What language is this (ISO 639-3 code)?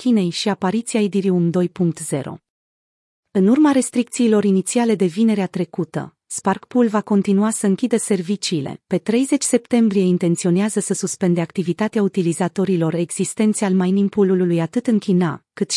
ron